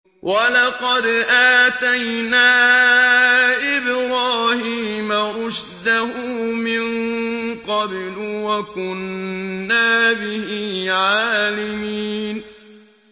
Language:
Arabic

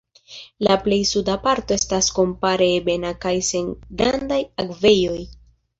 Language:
Esperanto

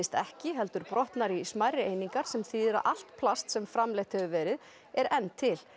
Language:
Icelandic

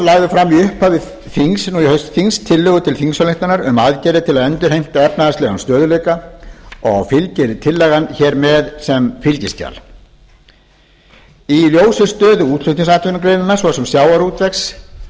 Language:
Icelandic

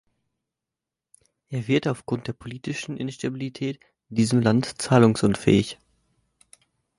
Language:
German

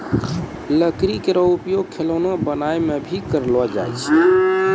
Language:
Maithili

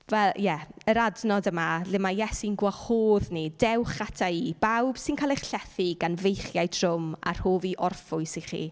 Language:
Welsh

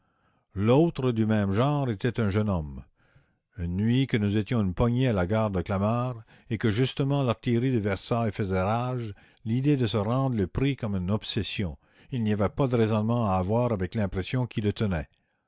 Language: French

